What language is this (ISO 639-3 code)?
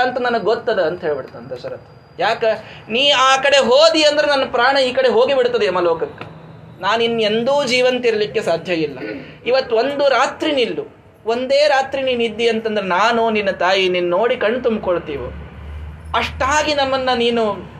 kan